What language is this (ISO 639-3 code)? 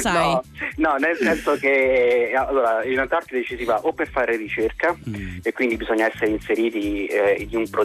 ita